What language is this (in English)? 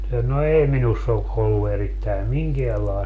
Finnish